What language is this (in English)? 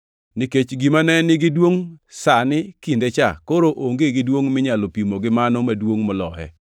Luo (Kenya and Tanzania)